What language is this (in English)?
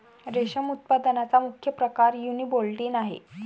Marathi